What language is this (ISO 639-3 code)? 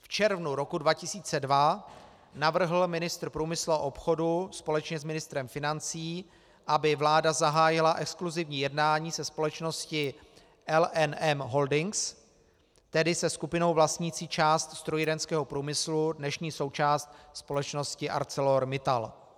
ces